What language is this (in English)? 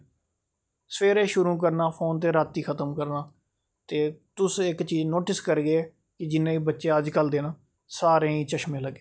Dogri